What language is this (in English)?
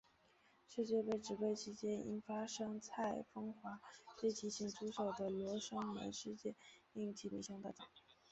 Chinese